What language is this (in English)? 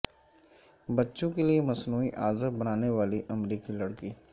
Urdu